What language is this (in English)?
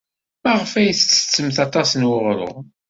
Kabyle